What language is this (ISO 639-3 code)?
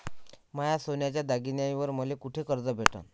mar